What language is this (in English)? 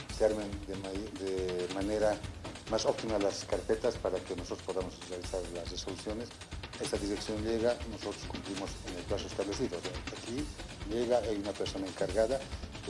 Spanish